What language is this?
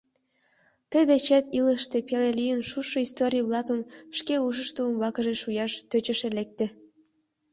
Mari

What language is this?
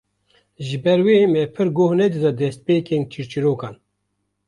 Kurdish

